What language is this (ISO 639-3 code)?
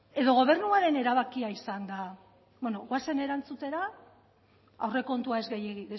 eus